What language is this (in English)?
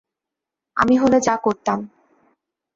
Bangla